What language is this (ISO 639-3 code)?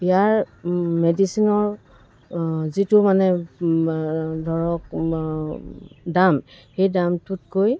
asm